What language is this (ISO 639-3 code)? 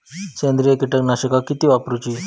mar